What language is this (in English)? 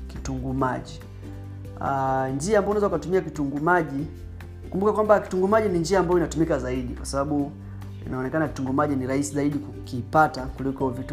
Swahili